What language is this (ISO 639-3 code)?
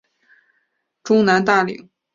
zho